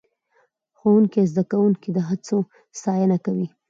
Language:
Pashto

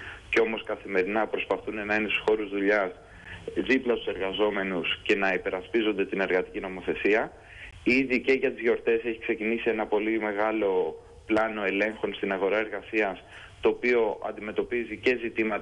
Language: Greek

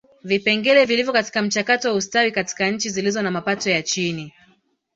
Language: Swahili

